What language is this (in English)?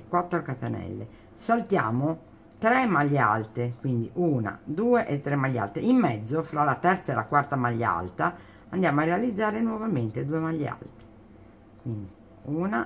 Italian